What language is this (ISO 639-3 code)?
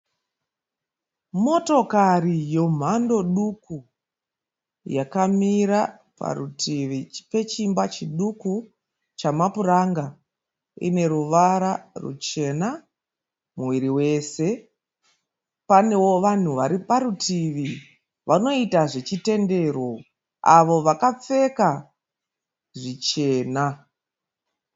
sna